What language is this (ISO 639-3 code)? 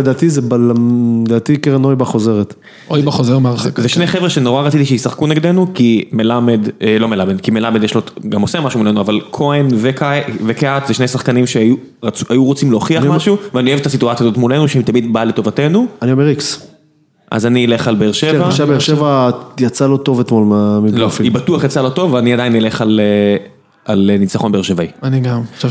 heb